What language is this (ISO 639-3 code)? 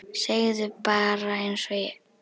isl